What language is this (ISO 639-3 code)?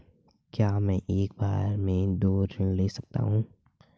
hin